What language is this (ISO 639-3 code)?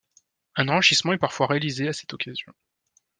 fra